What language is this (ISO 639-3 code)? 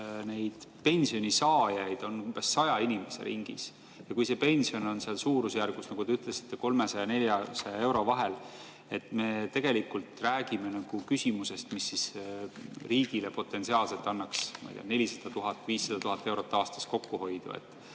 est